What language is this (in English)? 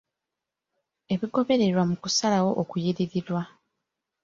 Ganda